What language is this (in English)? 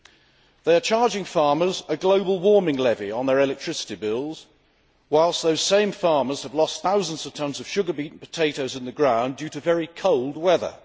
English